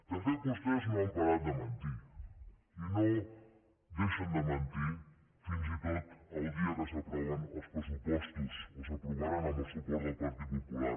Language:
Catalan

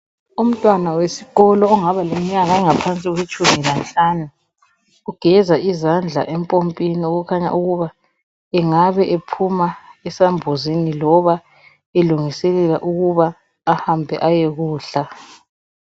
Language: North Ndebele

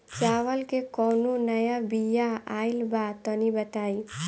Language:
Bhojpuri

